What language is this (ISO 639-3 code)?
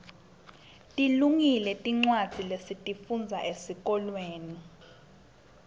ssw